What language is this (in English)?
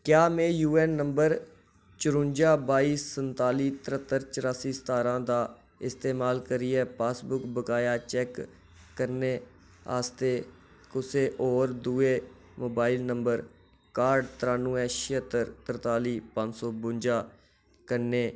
Dogri